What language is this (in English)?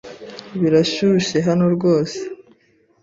Kinyarwanda